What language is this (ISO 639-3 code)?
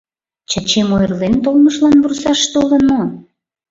chm